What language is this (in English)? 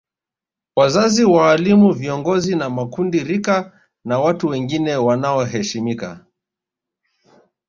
Swahili